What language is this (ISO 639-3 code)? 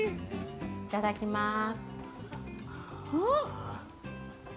jpn